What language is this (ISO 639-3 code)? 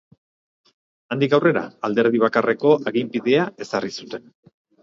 eus